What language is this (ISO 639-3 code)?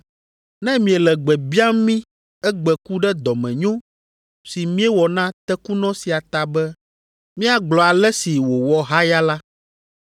ewe